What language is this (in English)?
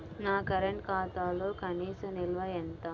Telugu